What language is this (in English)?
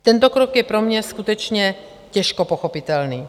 Czech